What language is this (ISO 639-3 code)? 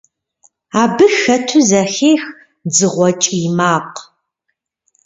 kbd